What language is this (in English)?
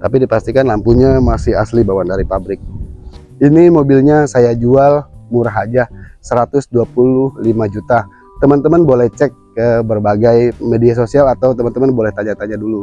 Indonesian